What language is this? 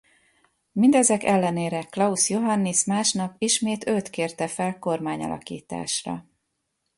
Hungarian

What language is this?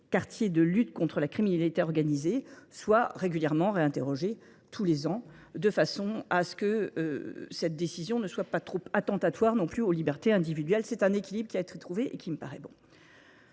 French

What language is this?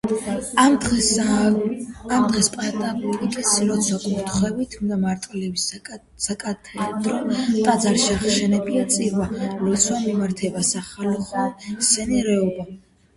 Georgian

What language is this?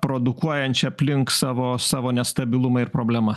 Lithuanian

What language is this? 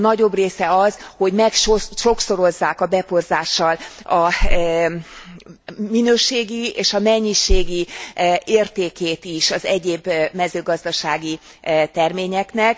Hungarian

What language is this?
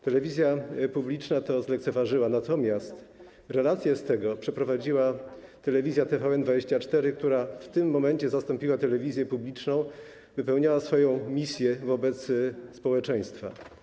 Polish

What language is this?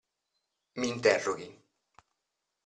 Italian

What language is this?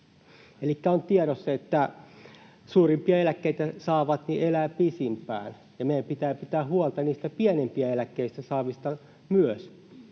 Finnish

